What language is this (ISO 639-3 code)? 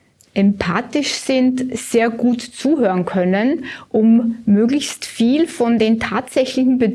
deu